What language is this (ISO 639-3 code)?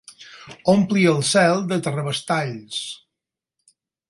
cat